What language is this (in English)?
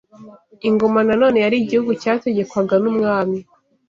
Kinyarwanda